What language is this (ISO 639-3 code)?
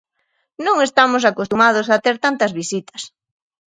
glg